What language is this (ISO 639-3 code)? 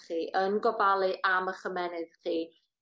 cym